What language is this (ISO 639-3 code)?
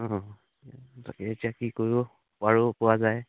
asm